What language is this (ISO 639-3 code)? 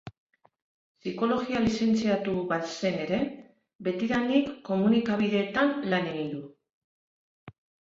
eus